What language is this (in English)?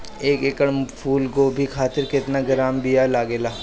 Bhojpuri